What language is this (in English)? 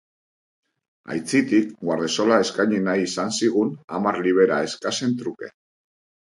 Basque